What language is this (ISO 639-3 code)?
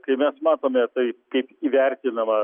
lit